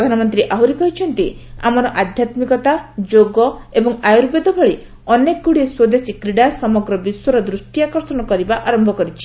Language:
Odia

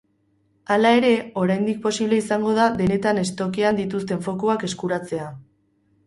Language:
Basque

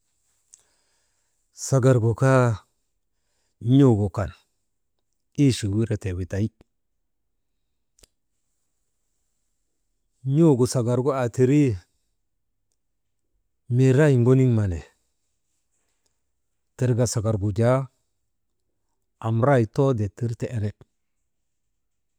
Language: Maba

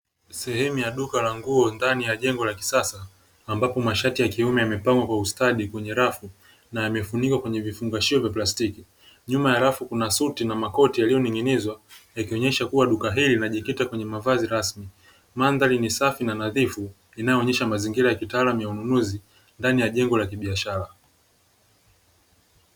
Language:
Swahili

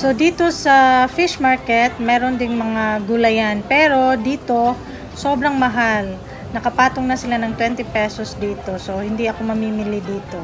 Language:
Filipino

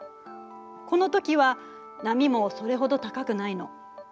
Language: Japanese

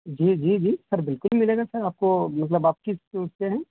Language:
Urdu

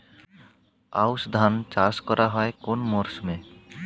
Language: Bangla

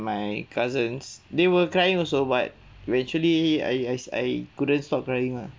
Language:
English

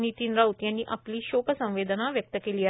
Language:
Marathi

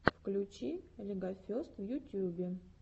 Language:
Russian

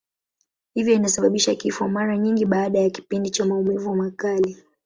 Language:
Swahili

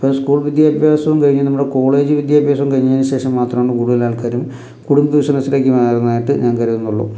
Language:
Malayalam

